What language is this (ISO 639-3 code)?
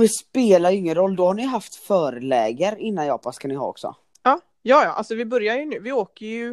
swe